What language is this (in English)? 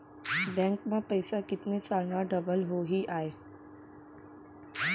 Chhattisgarhi